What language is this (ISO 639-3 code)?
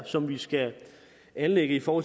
dan